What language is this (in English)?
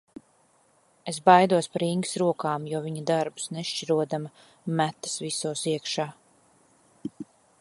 Latvian